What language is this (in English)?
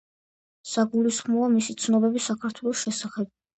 Georgian